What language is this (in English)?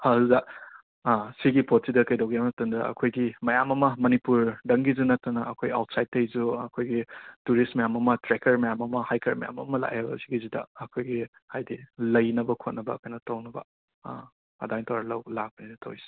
Manipuri